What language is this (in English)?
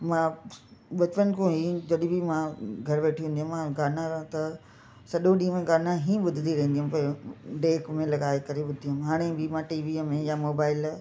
Sindhi